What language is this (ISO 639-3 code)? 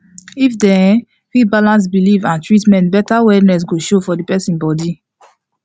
pcm